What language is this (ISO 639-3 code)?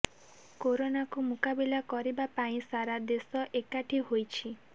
ori